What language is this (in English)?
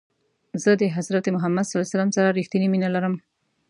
Pashto